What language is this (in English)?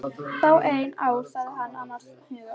Icelandic